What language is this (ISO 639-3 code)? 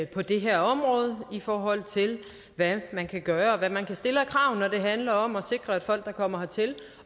dan